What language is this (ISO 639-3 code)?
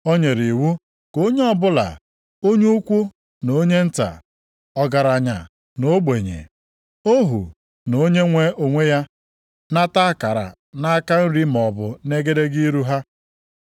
ibo